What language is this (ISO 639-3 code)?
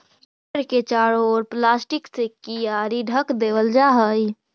mag